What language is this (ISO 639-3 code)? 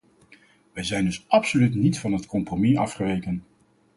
nld